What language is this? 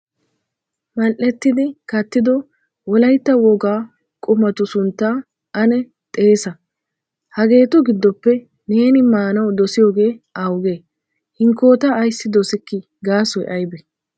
Wolaytta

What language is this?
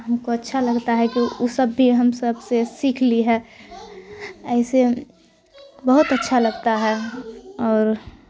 Urdu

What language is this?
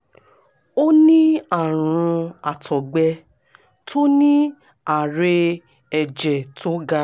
Yoruba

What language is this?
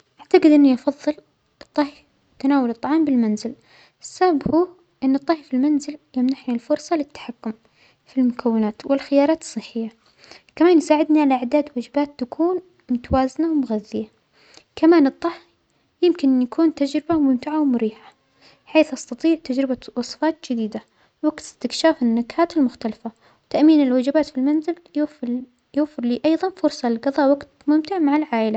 Omani Arabic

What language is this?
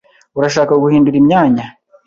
Kinyarwanda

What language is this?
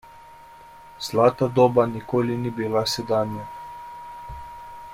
Slovenian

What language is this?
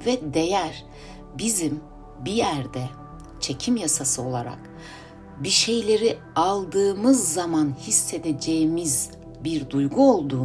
Turkish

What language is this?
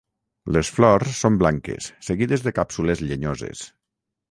Catalan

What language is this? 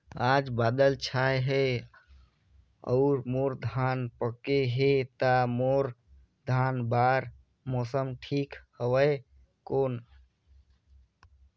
Chhattisgarhi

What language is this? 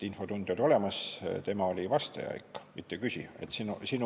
Estonian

